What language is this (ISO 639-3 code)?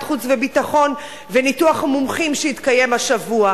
heb